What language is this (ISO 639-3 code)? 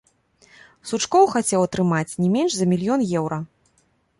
bel